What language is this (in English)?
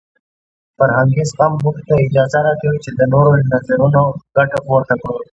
Pashto